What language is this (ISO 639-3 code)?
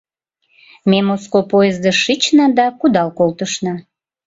chm